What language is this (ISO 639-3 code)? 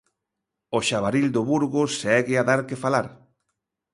glg